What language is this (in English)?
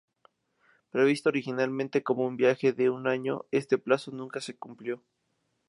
Spanish